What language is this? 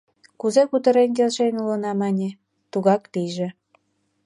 Mari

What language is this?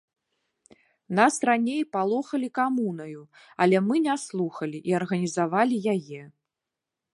Belarusian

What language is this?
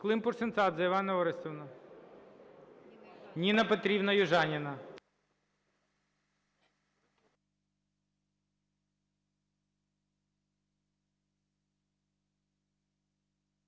Ukrainian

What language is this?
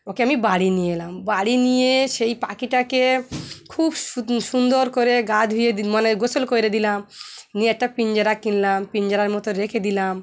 Bangla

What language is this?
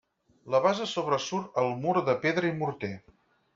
Catalan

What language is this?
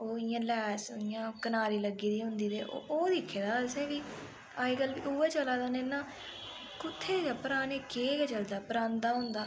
Dogri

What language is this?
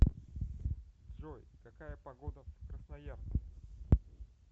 Russian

